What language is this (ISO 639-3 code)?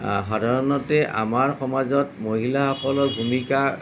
asm